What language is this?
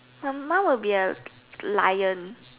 English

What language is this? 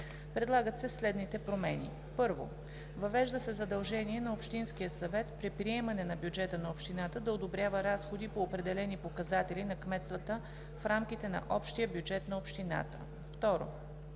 Bulgarian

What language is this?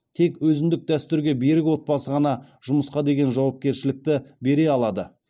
Kazakh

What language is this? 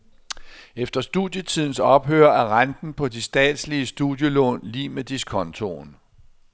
Danish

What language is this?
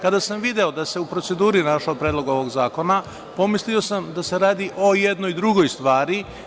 Serbian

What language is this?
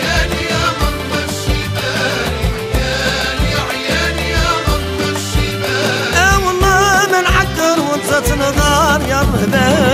Arabic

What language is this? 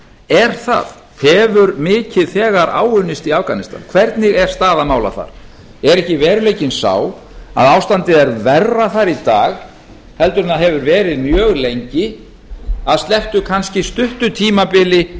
Icelandic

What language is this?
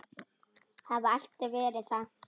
Icelandic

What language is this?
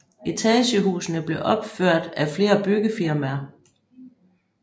Danish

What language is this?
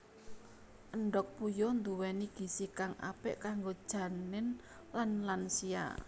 Javanese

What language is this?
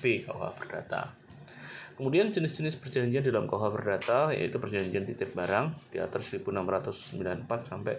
Indonesian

